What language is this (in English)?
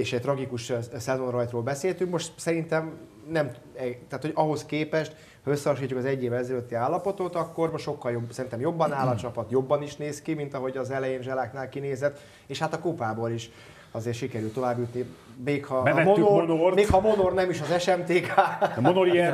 Hungarian